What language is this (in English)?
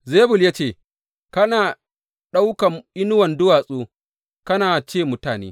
Hausa